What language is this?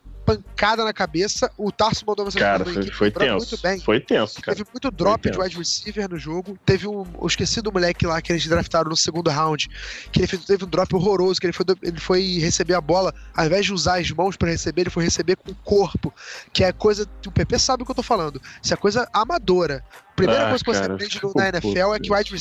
Portuguese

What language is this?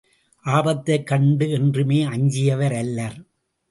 Tamil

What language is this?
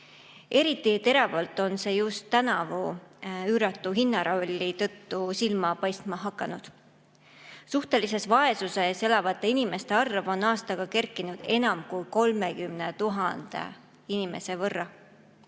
Estonian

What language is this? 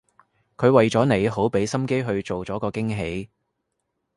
Cantonese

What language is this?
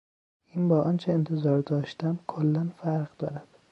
Persian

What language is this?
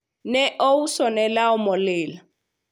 Luo (Kenya and Tanzania)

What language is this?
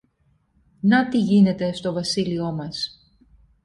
Greek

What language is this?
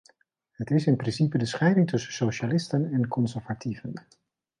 Dutch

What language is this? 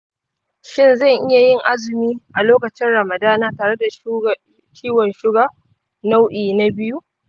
Hausa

